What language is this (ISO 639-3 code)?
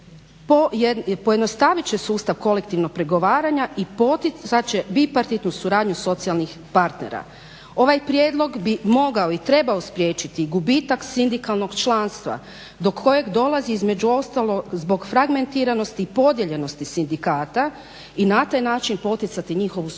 hrv